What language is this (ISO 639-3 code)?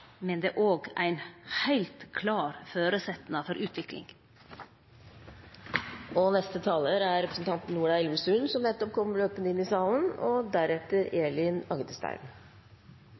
nor